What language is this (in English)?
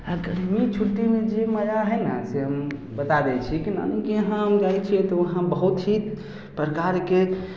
Maithili